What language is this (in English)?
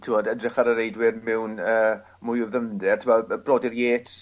Welsh